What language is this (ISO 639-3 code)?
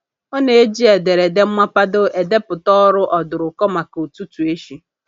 ibo